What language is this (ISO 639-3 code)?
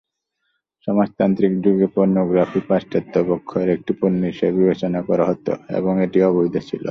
ben